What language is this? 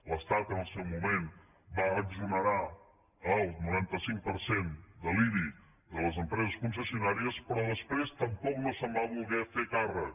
Catalan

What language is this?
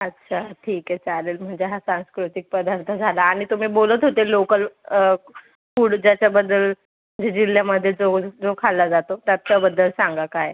Marathi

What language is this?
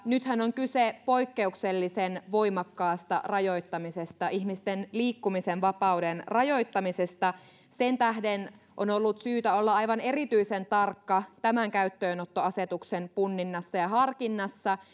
Finnish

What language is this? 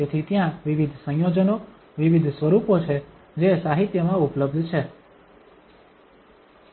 Gujarati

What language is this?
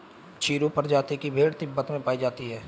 Hindi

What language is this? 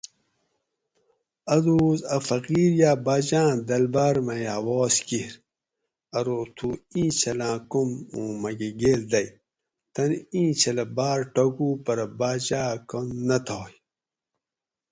Gawri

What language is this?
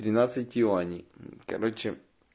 Russian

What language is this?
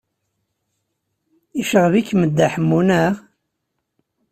Kabyle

